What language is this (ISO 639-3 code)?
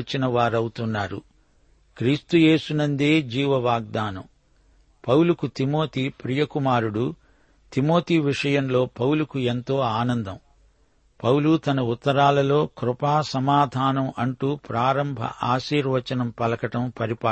tel